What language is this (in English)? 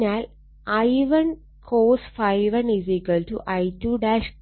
Malayalam